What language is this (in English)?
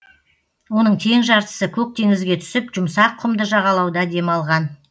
Kazakh